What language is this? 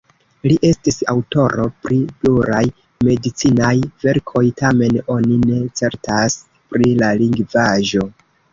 Esperanto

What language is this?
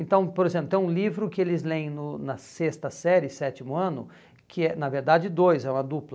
Portuguese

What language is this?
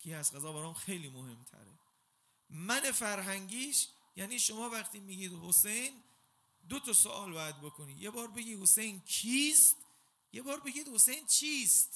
Persian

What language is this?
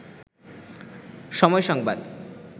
Bangla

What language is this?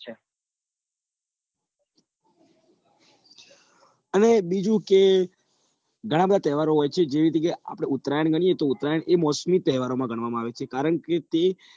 Gujarati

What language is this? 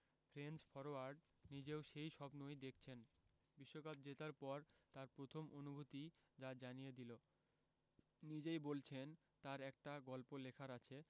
Bangla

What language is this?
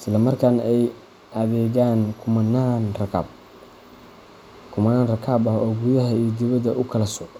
Somali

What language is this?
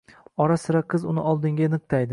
Uzbek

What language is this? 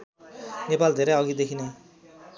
Nepali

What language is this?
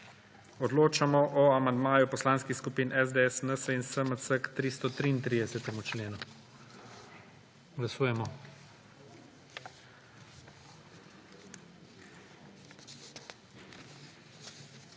Slovenian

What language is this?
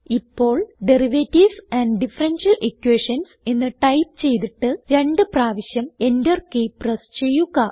Malayalam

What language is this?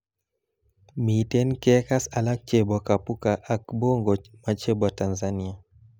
Kalenjin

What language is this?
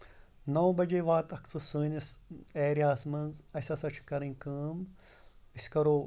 Kashmiri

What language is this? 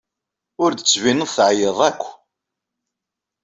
Kabyle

